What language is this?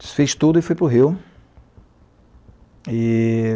Portuguese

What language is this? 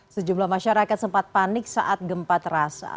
Indonesian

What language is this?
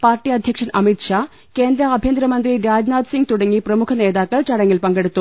Malayalam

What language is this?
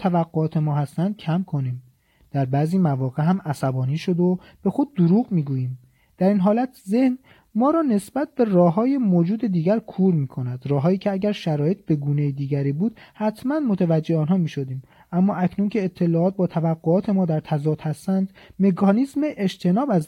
Persian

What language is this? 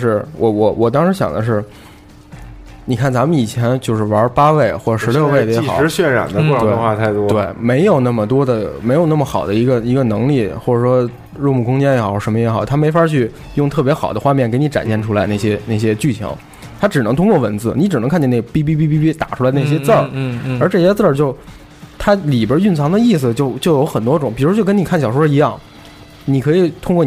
Chinese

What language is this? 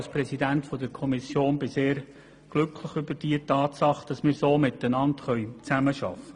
Swiss German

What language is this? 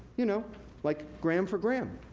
English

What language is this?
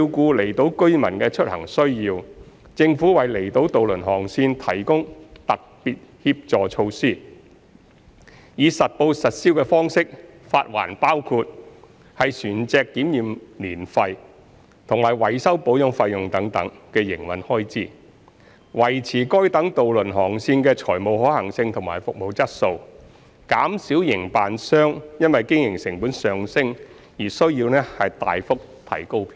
Cantonese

